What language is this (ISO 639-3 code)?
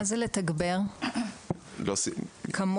heb